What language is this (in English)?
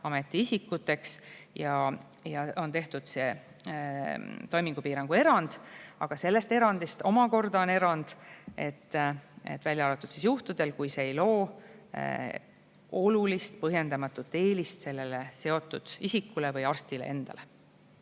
Estonian